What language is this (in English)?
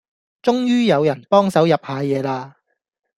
Cantonese